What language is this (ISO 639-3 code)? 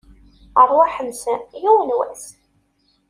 kab